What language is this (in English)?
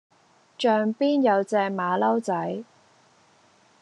Cantonese